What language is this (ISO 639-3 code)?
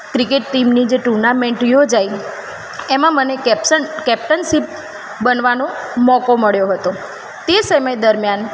guj